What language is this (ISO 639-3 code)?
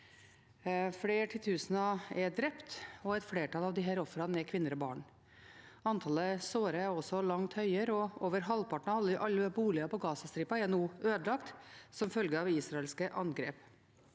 nor